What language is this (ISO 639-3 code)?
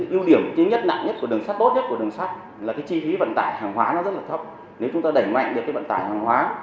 vie